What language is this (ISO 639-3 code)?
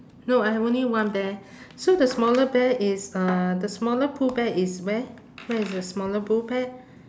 eng